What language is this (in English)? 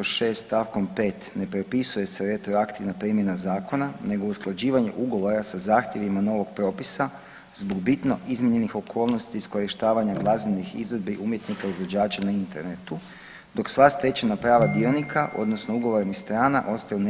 Croatian